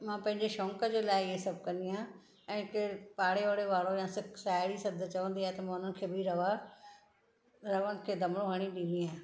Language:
Sindhi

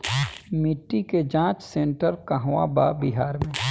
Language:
Bhojpuri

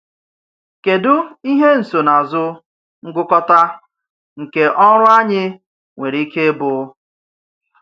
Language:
Igbo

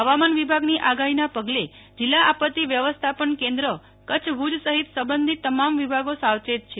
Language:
Gujarati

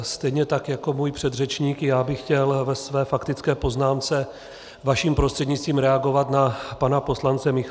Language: Czech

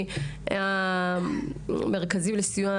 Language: Hebrew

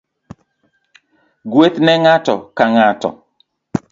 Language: Luo (Kenya and Tanzania)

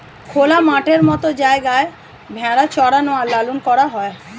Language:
Bangla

